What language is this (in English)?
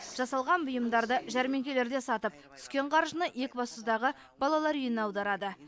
Kazakh